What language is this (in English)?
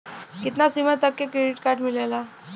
Bhojpuri